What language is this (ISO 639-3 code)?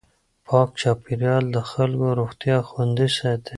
pus